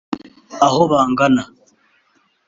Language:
Kinyarwanda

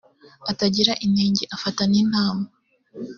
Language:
Kinyarwanda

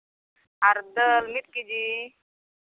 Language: Santali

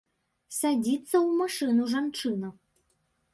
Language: Belarusian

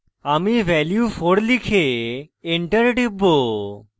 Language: Bangla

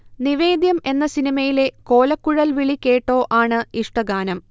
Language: Malayalam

